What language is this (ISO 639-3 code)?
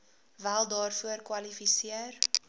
afr